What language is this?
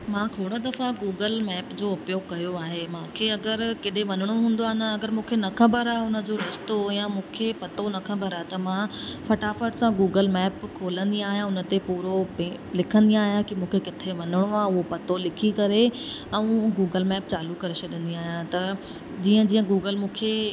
Sindhi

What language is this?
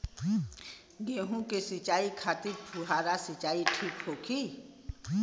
Bhojpuri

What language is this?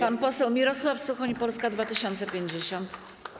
Polish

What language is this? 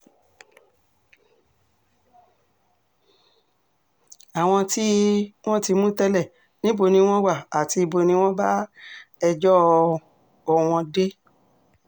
Yoruba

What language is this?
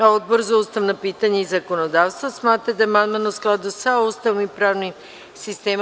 Serbian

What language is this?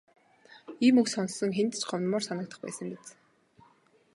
Mongolian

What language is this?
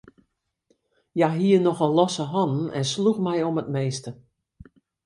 Western Frisian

